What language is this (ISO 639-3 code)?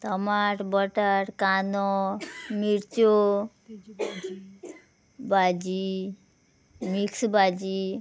kok